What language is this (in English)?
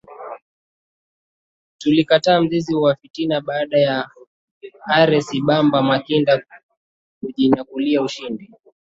Swahili